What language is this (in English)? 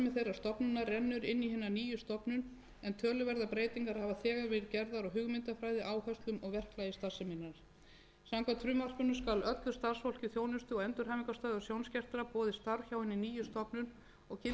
Icelandic